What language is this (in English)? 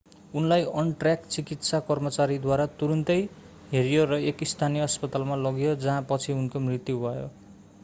Nepali